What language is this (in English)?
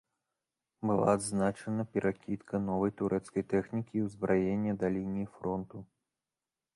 Belarusian